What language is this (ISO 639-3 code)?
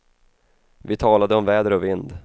swe